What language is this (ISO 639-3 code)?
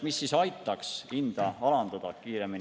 est